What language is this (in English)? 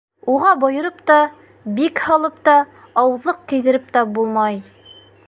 Bashkir